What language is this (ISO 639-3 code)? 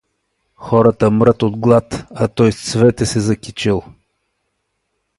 bul